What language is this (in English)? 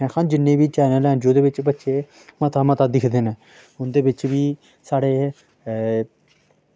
Dogri